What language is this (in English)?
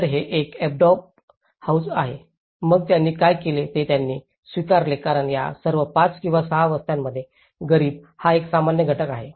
Marathi